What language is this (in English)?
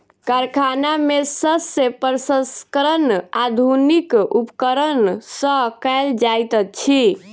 Maithili